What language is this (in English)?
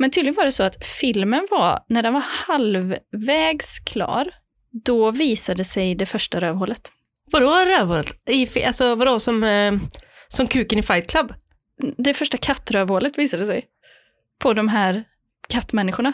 Swedish